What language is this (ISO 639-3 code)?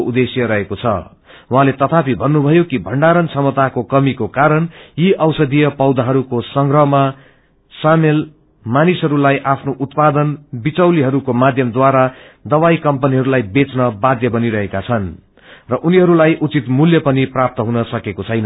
nep